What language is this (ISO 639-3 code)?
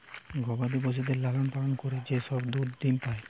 ben